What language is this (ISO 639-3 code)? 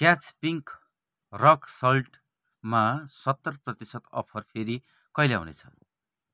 nep